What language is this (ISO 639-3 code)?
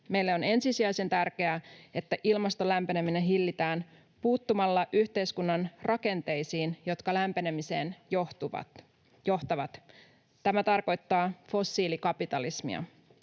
fin